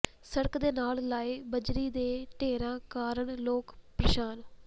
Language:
Punjabi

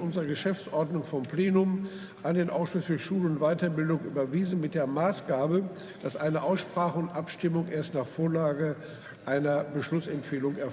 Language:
German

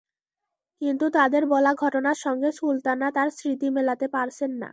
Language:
Bangla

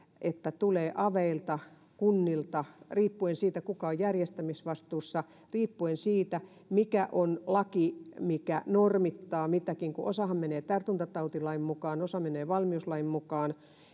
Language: Finnish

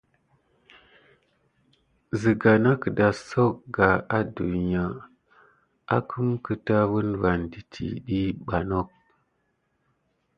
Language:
Gidar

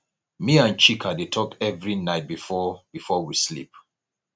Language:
Nigerian Pidgin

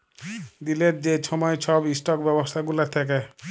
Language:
Bangla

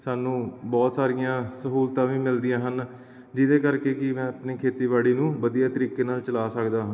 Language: Punjabi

